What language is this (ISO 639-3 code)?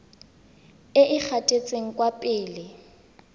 tsn